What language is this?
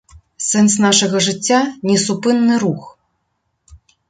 Belarusian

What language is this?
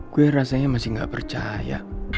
Indonesian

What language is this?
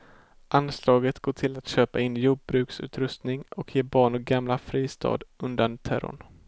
Swedish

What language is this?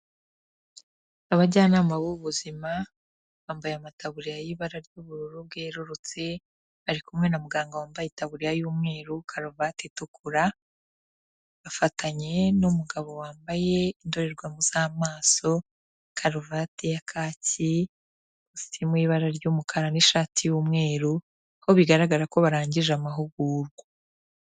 Kinyarwanda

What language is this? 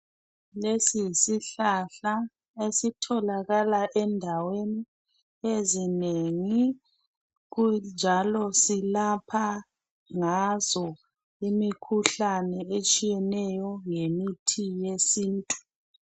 North Ndebele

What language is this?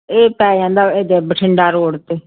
Punjabi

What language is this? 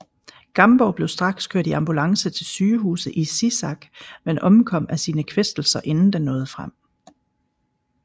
Danish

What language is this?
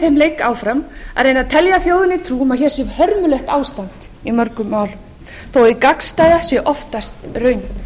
Icelandic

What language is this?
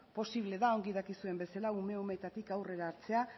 Basque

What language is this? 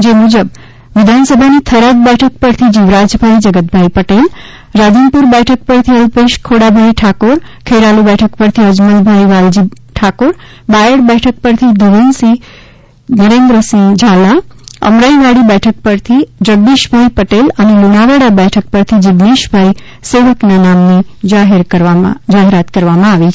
Gujarati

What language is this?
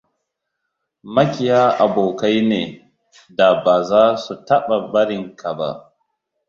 Hausa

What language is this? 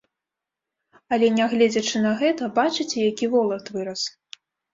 Belarusian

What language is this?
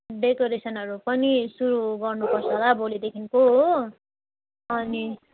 Nepali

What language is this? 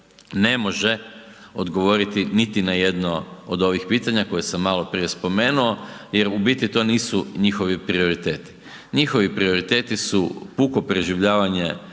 Croatian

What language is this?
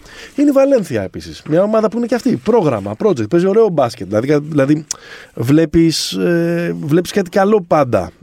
Greek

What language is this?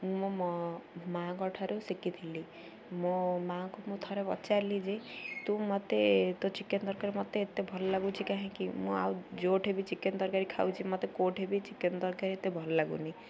Odia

